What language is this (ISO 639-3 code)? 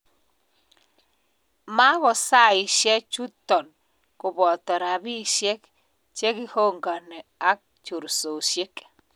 kln